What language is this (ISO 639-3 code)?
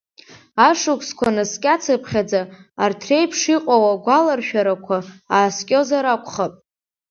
abk